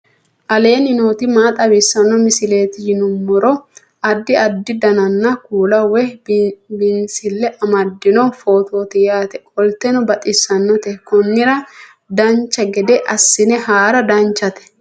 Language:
Sidamo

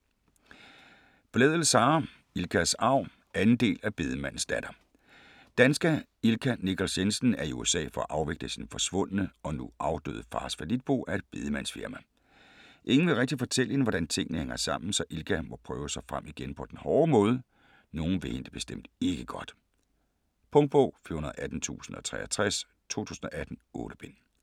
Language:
Danish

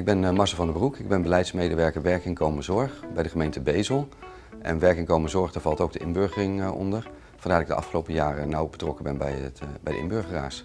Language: Dutch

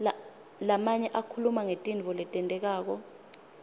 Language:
Swati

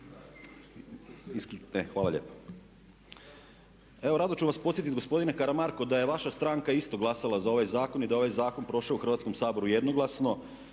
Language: Croatian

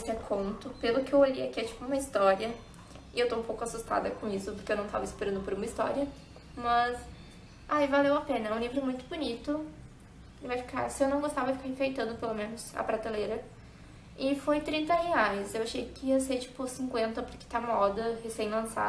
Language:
Portuguese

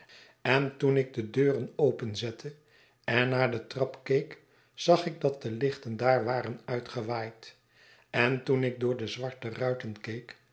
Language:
Dutch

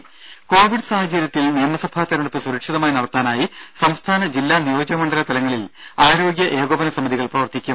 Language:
Malayalam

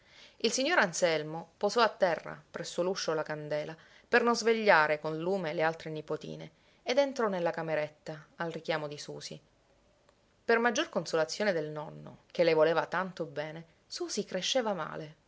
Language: Italian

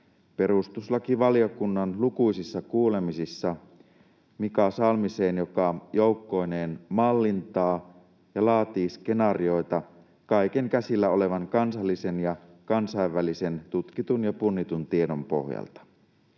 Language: Finnish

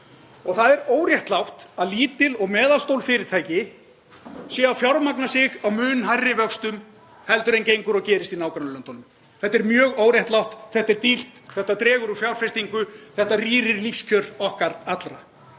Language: Icelandic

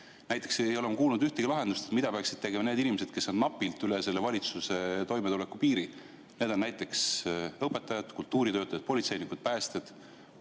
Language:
Estonian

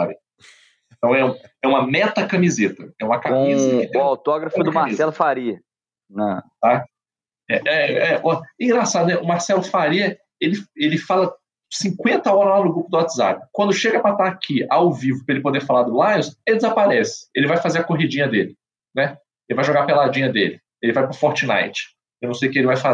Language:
Portuguese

